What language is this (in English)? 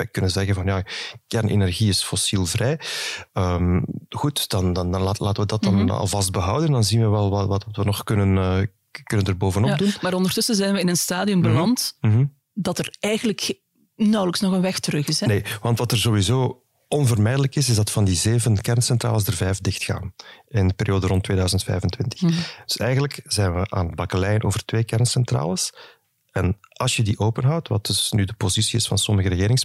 Dutch